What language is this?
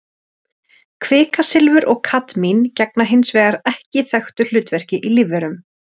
Icelandic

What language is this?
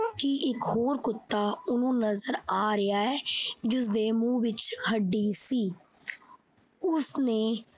Punjabi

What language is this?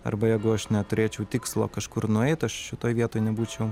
Lithuanian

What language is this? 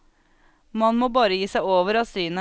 Norwegian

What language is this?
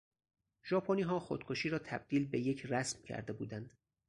Persian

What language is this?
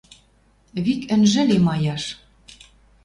Western Mari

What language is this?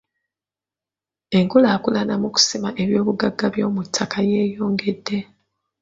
Ganda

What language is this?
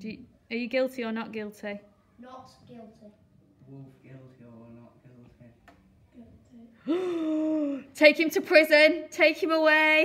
English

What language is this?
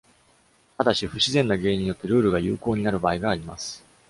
Japanese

